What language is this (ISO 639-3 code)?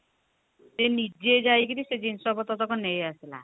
ori